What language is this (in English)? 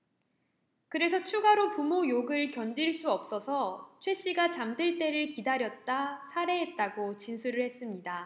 Korean